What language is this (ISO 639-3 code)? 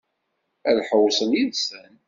kab